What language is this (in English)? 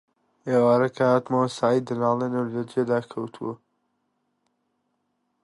Central Kurdish